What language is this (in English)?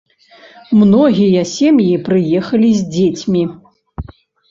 Belarusian